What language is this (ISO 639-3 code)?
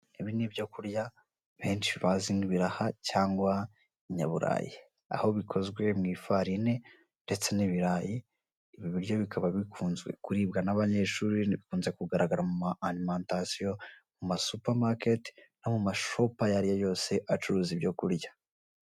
kin